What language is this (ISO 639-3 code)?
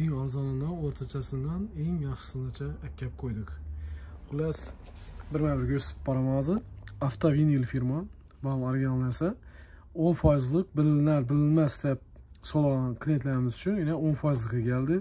tur